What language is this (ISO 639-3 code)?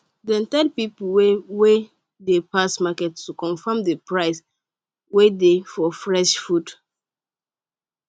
pcm